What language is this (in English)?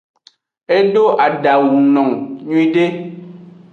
Aja (Benin)